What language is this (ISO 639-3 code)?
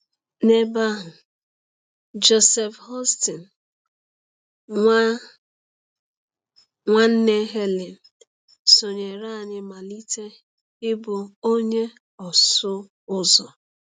ibo